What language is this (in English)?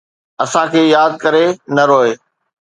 Sindhi